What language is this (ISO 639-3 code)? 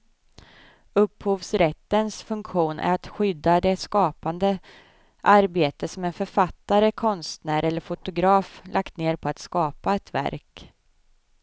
swe